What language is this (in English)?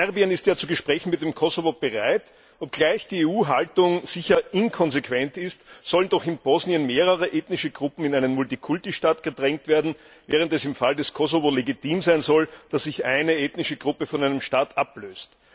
German